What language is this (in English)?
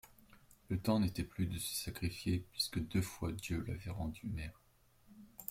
French